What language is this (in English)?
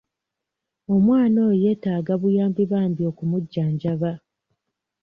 Ganda